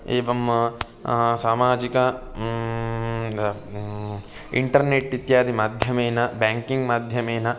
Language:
Sanskrit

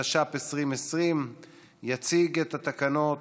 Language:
Hebrew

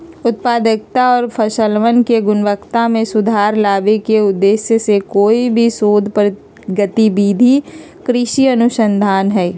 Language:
Magahi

